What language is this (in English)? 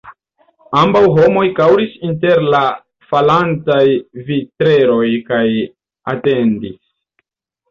Esperanto